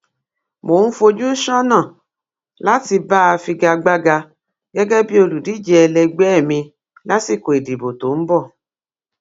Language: Yoruba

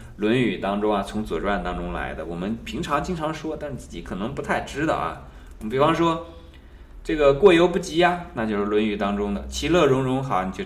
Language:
Chinese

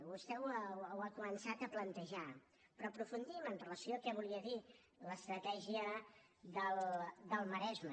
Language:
Catalan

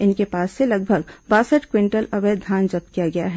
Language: Hindi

